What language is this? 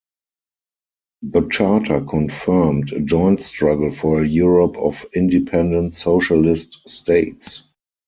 English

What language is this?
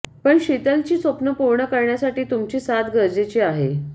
Marathi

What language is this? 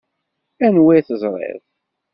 Kabyle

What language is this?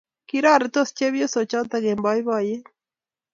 Kalenjin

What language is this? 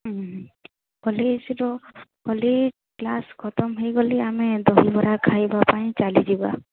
Odia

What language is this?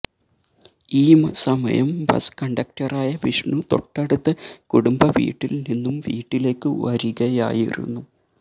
Malayalam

